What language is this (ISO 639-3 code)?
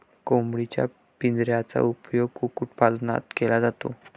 mar